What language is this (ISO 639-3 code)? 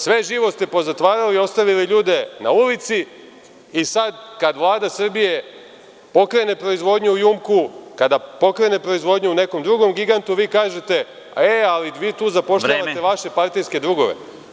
srp